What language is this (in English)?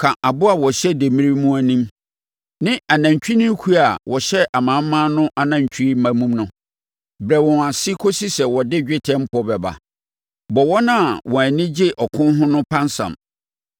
Akan